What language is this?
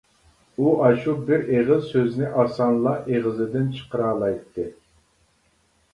Uyghur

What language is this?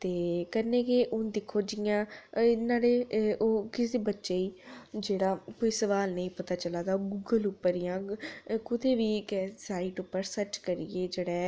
Dogri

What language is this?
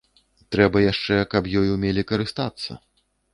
Belarusian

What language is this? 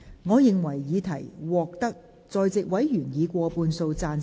Cantonese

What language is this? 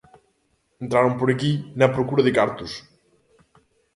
Galician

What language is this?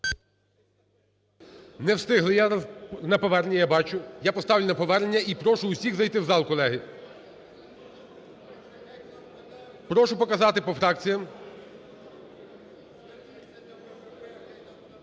Ukrainian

